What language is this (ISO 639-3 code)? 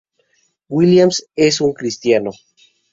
spa